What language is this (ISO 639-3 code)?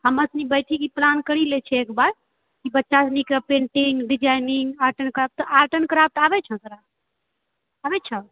mai